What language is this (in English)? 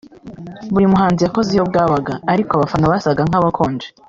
Kinyarwanda